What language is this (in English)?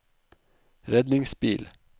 Norwegian